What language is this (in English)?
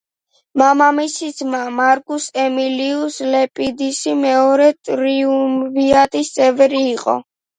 Georgian